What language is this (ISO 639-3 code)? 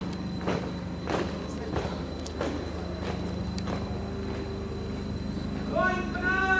ind